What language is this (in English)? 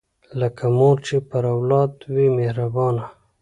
Pashto